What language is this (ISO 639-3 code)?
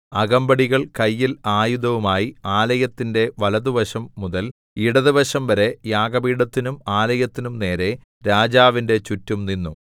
mal